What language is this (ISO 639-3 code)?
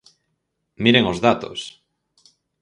glg